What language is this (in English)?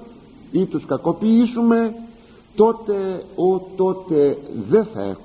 Greek